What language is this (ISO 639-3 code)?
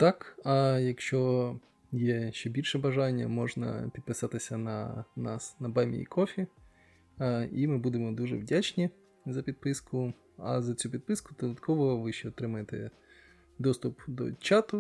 ukr